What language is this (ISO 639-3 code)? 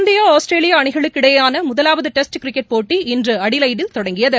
tam